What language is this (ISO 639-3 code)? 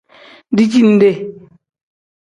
kdh